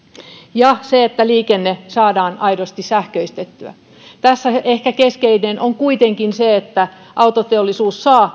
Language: Finnish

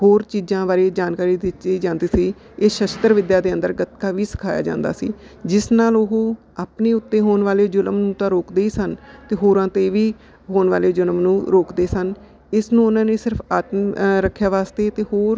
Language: Punjabi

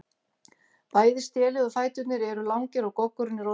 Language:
Icelandic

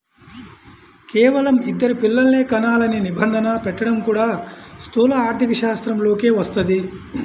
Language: Telugu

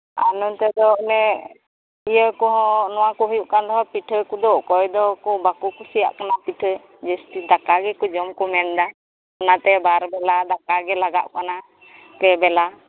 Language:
Santali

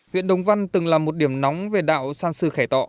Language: Vietnamese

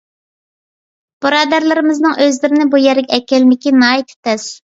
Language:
Uyghur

